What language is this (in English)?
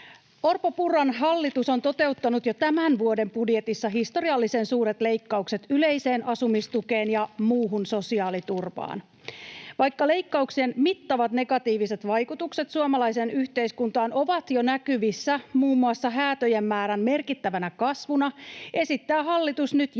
Finnish